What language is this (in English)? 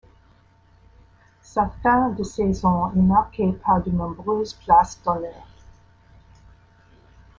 French